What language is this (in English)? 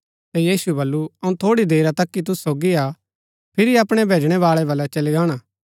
Gaddi